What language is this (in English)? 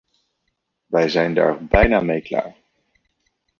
Dutch